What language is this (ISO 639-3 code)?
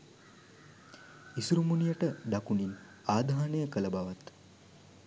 sin